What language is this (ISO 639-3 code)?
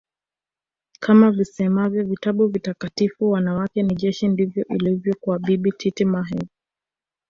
swa